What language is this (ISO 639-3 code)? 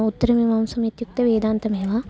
san